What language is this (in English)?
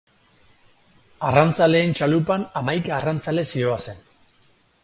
Basque